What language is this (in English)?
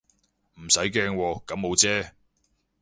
Cantonese